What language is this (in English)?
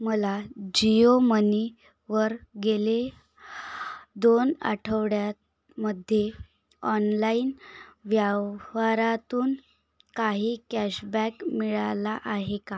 Marathi